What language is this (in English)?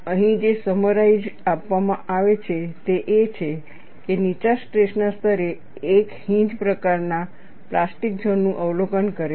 Gujarati